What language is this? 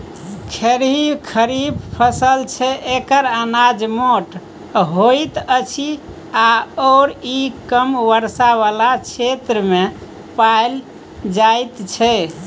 Maithili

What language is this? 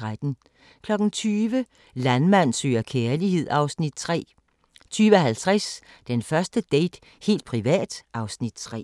Danish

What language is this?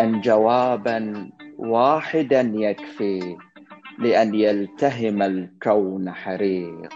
Arabic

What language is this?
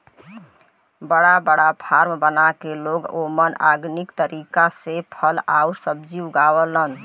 Bhojpuri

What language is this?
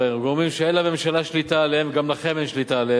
Hebrew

